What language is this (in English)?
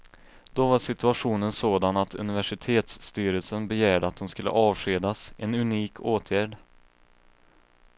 Swedish